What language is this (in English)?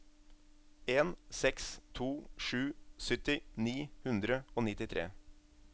Norwegian